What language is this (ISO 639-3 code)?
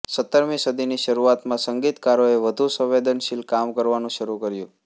guj